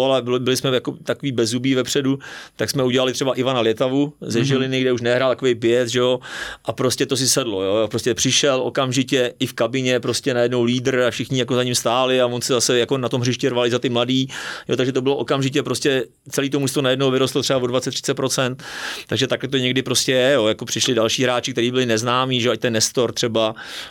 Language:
Czech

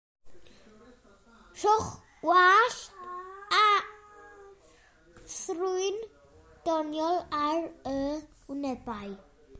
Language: Welsh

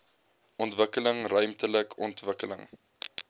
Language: Afrikaans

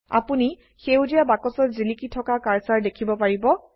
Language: Assamese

